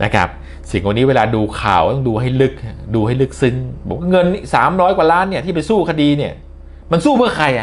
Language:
Thai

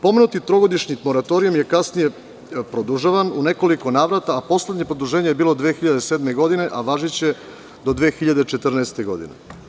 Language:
Serbian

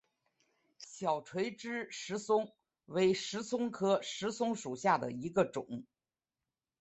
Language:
Chinese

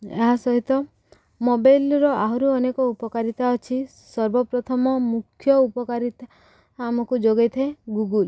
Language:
Odia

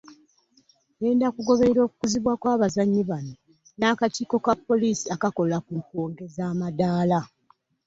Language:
Ganda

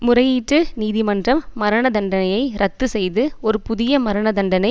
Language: Tamil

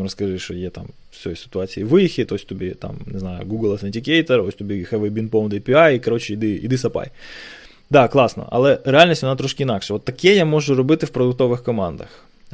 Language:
Ukrainian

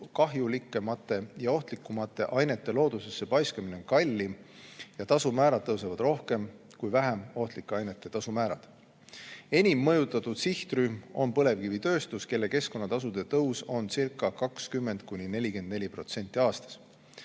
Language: Estonian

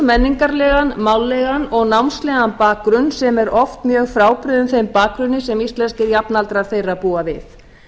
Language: Icelandic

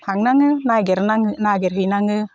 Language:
Bodo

